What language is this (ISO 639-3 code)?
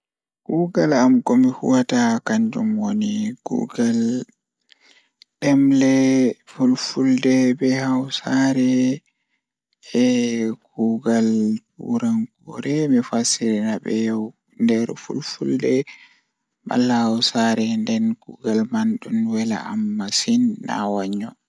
ful